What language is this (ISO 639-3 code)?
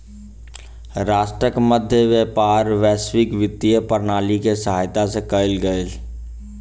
mai